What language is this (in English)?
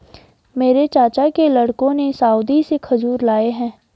Hindi